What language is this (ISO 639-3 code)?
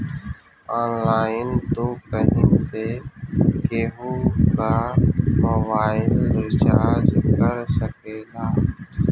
bho